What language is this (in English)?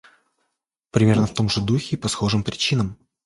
Russian